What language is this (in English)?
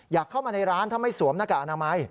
Thai